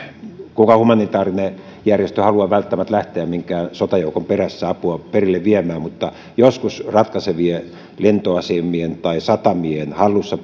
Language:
Finnish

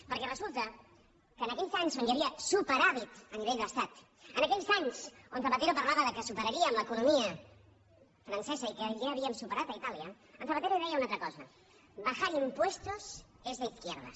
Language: Catalan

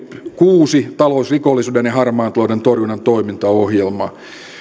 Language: Finnish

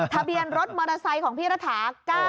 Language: Thai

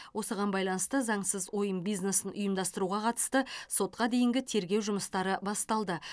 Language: Kazakh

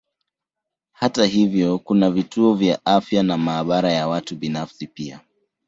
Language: Swahili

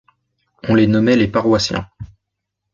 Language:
French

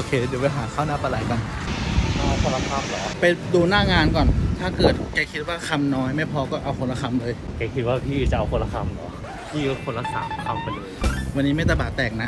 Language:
Thai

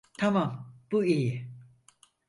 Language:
Turkish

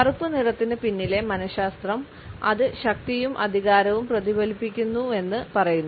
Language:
Malayalam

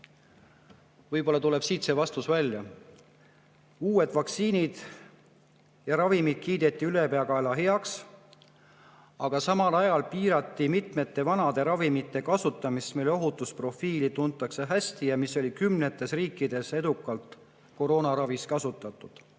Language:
Estonian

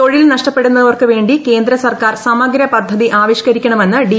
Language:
Malayalam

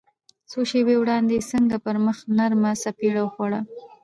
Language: Pashto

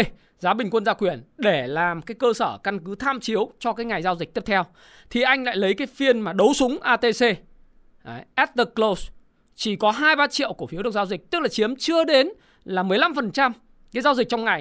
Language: Vietnamese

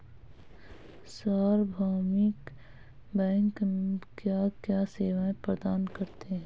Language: Hindi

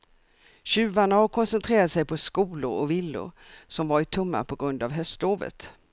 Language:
Swedish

